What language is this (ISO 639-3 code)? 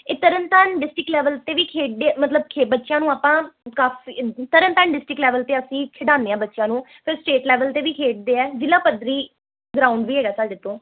pan